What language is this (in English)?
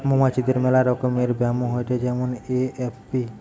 Bangla